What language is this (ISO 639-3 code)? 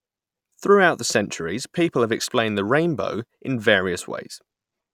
eng